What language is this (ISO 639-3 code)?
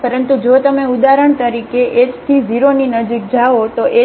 guj